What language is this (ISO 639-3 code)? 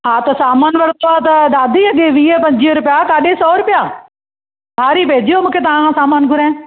snd